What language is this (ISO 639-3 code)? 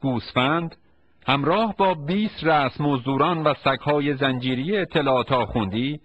fas